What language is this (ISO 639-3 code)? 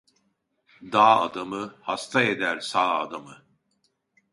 tur